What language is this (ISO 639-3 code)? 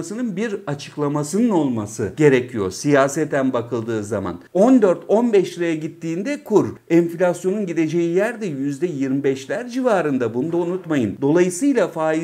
tur